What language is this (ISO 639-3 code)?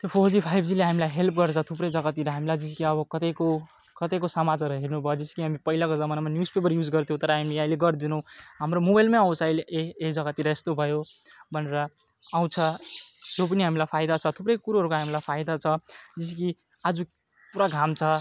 nep